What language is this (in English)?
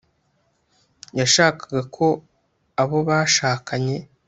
Kinyarwanda